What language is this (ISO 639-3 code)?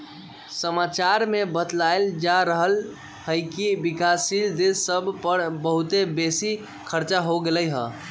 mag